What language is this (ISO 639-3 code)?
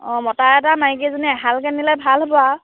asm